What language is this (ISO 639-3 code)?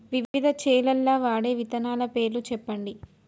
tel